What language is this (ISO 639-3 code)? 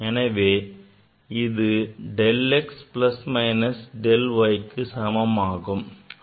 tam